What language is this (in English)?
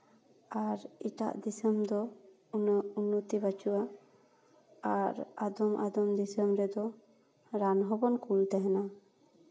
Santali